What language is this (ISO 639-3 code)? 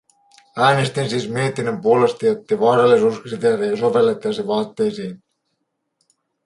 fin